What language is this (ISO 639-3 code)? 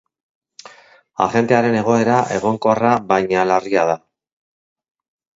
eus